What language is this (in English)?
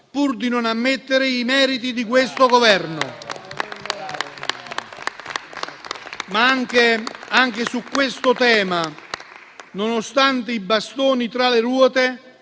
Italian